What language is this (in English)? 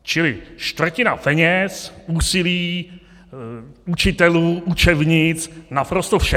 Czech